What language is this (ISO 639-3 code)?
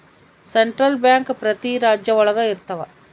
kan